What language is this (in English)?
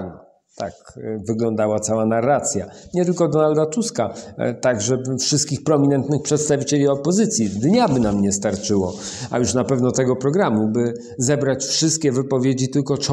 Polish